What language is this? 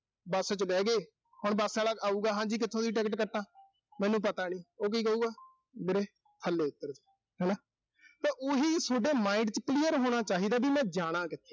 Punjabi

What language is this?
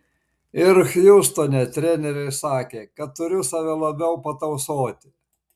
Lithuanian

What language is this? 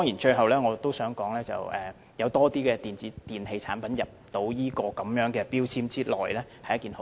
Cantonese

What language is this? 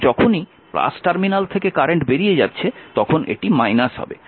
Bangla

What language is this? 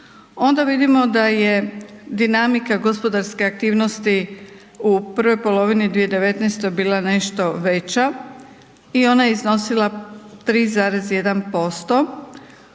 Croatian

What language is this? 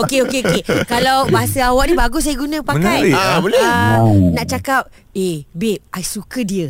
Malay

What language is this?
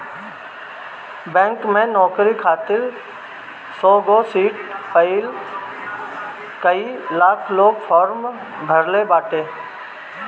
Bhojpuri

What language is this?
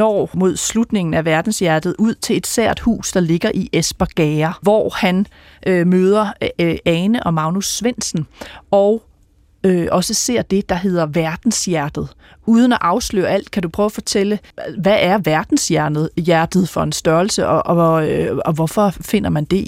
Danish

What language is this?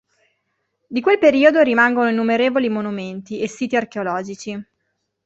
Italian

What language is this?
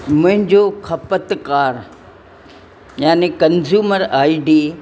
Sindhi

